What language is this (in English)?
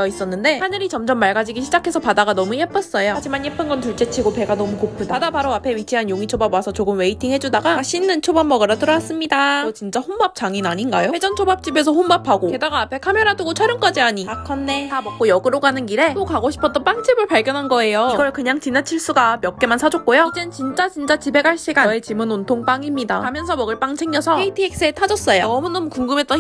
Korean